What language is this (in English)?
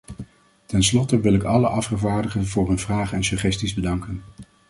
Dutch